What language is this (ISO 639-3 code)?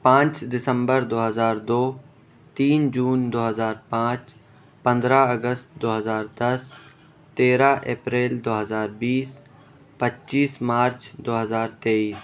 urd